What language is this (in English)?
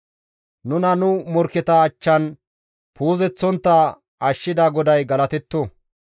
Gamo